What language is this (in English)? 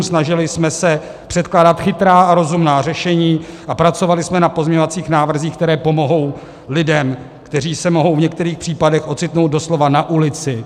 Czech